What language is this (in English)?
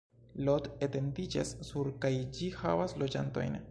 Esperanto